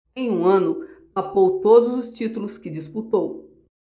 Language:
Portuguese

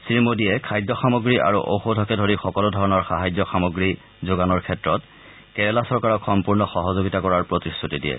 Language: Assamese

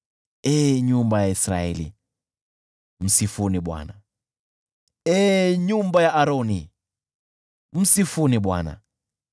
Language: Swahili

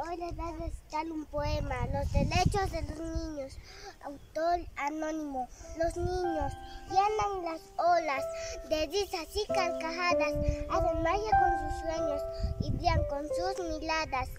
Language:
Spanish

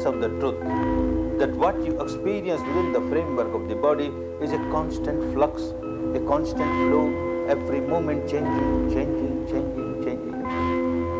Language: Hebrew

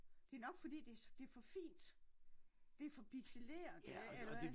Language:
Danish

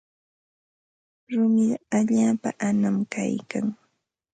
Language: Ambo-Pasco Quechua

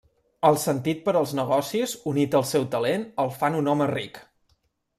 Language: Catalan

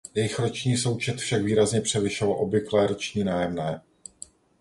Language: Czech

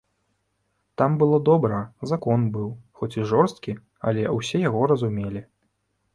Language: Belarusian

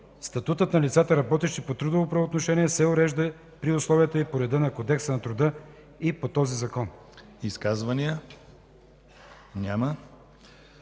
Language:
Bulgarian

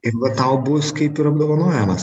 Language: Lithuanian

